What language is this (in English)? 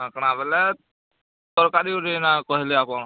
Odia